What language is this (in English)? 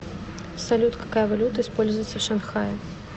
Russian